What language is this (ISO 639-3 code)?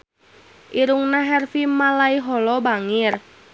sun